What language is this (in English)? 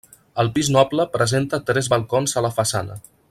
Catalan